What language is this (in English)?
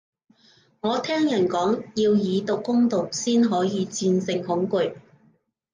Cantonese